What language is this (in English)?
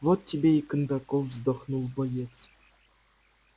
Russian